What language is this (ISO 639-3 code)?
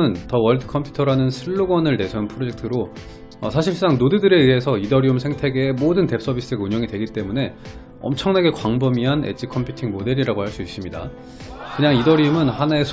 kor